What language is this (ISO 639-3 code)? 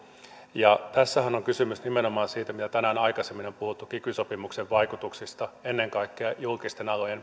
fin